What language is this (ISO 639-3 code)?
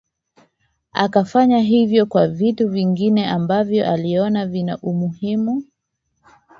swa